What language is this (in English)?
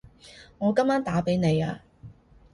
Cantonese